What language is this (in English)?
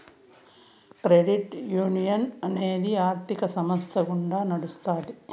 Telugu